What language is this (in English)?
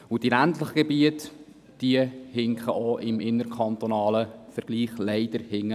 Swiss German